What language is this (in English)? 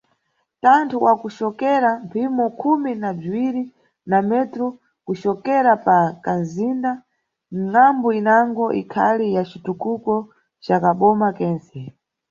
Nyungwe